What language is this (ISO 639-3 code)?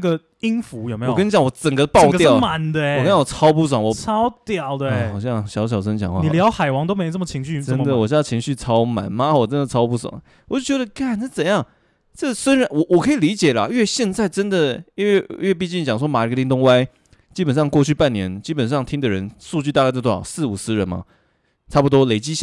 zho